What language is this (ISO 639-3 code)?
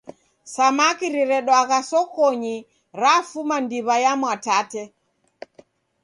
dav